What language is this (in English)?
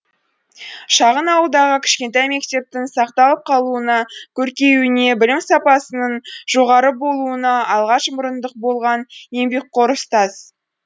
Kazakh